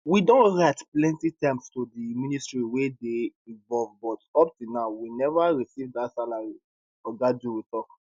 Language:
Nigerian Pidgin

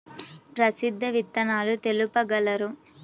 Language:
Telugu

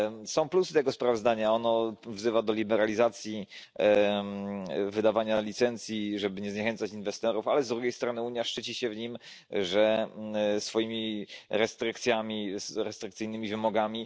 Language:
Polish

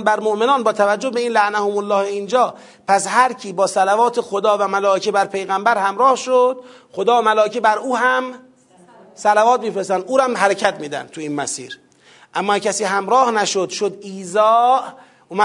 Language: Persian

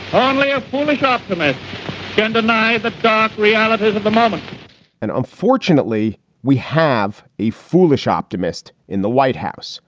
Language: English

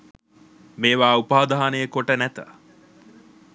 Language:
Sinhala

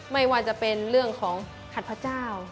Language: Thai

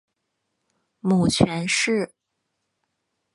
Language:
Chinese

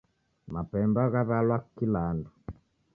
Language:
Taita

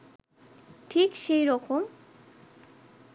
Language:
Bangla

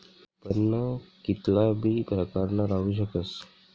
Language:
Marathi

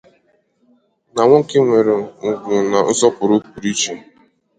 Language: Igbo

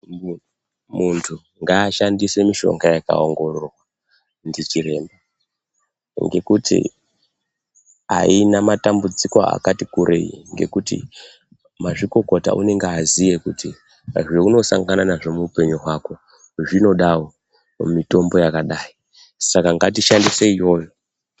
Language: Ndau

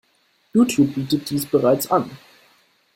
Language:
German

